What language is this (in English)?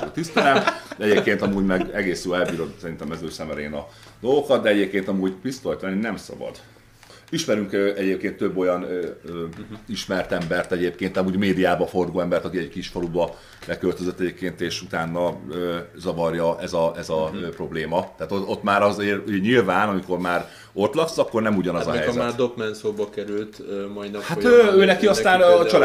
Hungarian